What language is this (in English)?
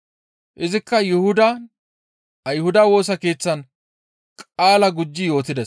Gamo